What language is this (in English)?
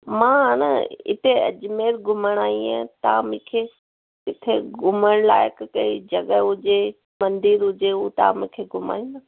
Sindhi